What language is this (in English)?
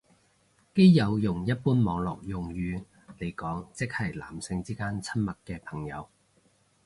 Cantonese